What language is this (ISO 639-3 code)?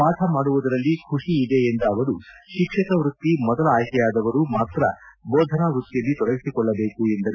kan